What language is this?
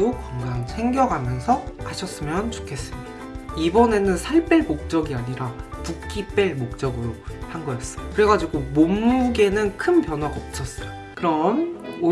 Korean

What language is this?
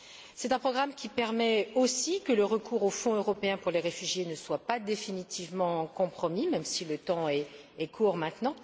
French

